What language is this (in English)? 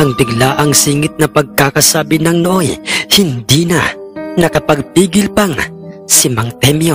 Filipino